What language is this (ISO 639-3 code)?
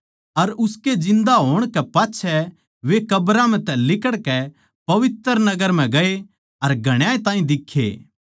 bgc